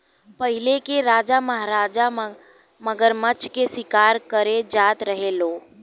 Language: Bhojpuri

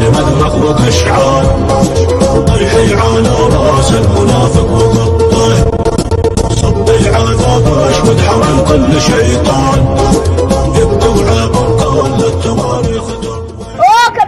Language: Arabic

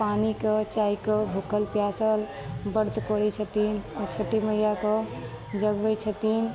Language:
Maithili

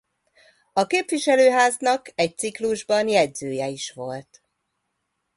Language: Hungarian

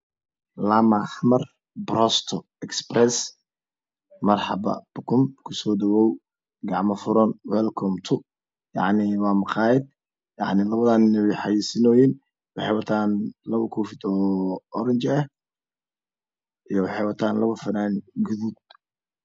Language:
Somali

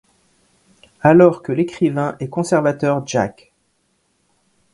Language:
French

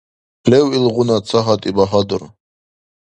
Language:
Dargwa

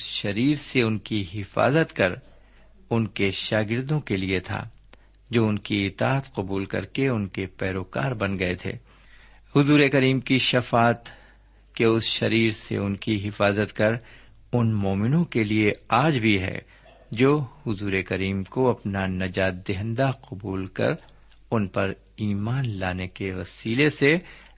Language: Urdu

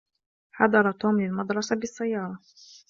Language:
Arabic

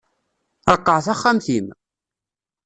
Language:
Kabyle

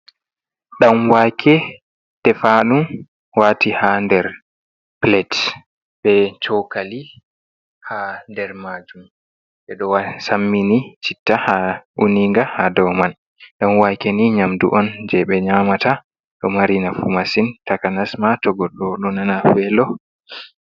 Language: Fula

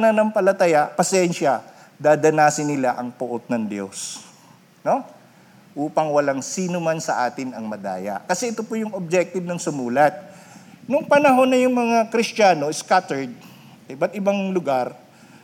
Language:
Filipino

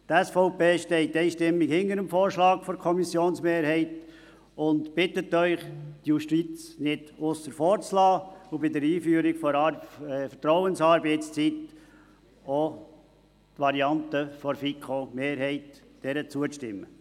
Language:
Swiss German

